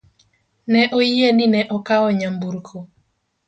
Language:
Luo (Kenya and Tanzania)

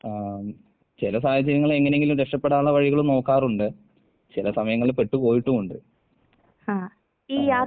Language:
Malayalam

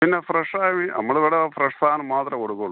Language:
Malayalam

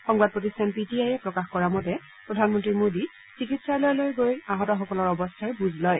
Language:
Assamese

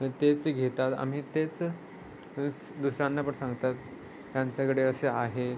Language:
Marathi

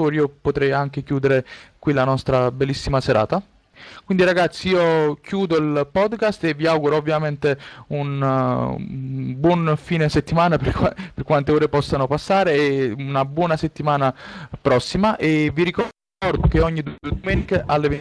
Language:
Italian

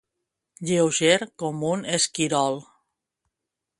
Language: Catalan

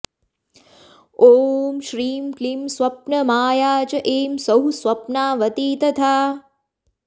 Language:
Sanskrit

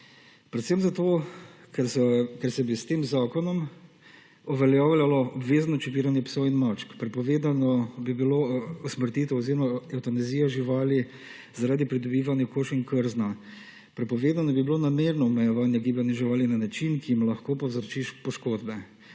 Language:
Slovenian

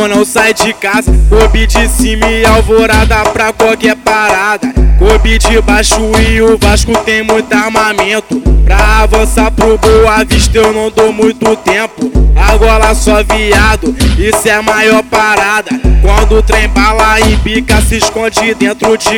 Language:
Portuguese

